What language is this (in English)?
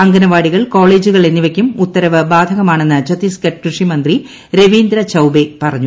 Malayalam